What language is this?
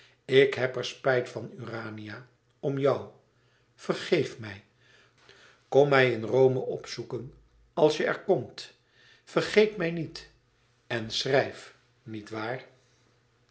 Dutch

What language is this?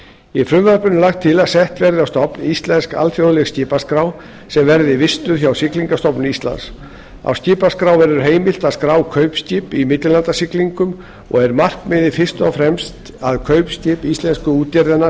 Icelandic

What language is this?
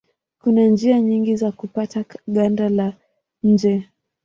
Swahili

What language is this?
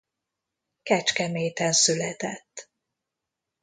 Hungarian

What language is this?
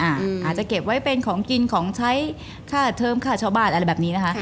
Thai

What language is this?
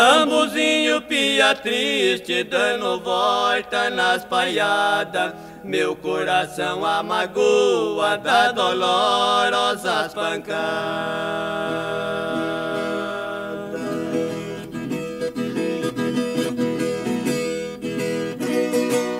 Portuguese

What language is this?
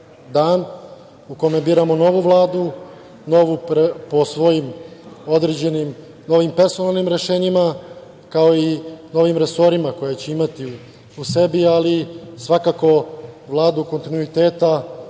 Serbian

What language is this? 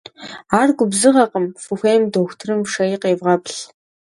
Kabardian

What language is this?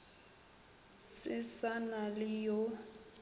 Northern Sotho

